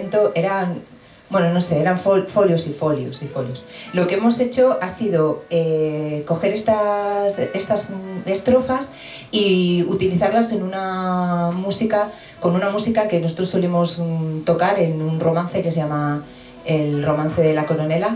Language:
Spanish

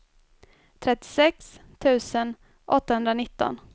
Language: Swedish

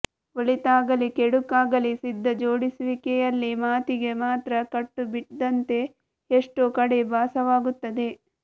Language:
Kannada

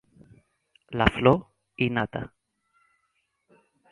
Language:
Catalan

